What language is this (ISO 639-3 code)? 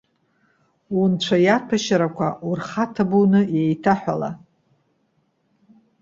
abk